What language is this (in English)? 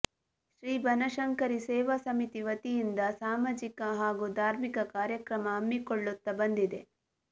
Kannada